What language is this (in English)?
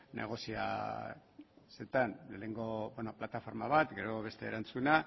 Basque